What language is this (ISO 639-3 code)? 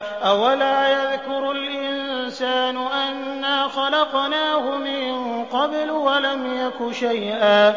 ara